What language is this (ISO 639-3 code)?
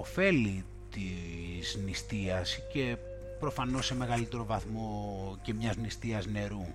ell